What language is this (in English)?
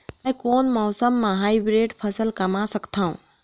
Chhattisgarhi